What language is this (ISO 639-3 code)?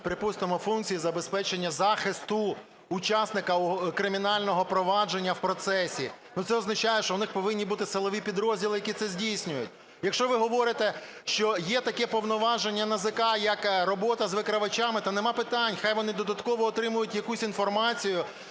ukr